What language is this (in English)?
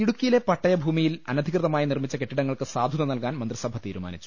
Malayalam